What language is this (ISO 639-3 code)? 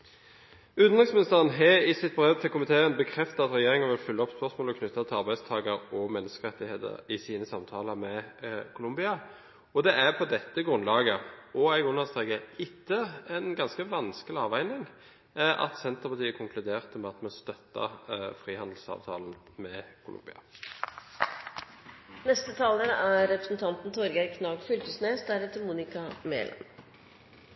nob